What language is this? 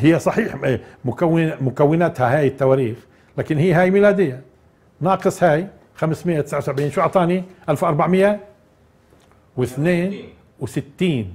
Arabic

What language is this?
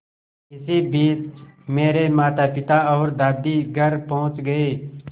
Hindi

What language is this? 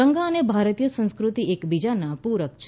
Gujarati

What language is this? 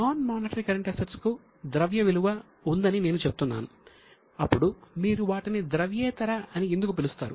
Telugu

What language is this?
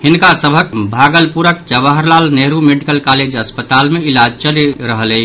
Maithili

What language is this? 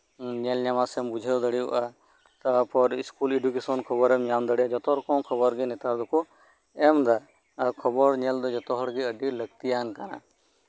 Santali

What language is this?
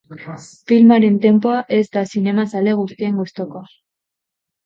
Basque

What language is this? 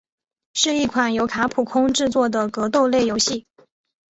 Chinese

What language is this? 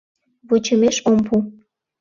Mari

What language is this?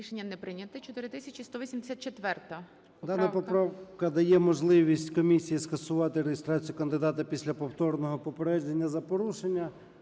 Ukrainian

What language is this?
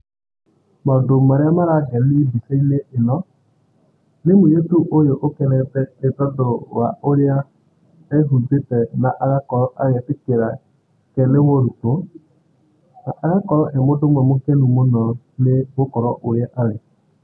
Kikuyu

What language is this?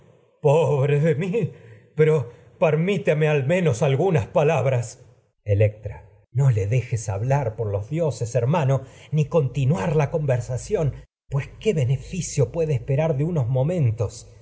Spanish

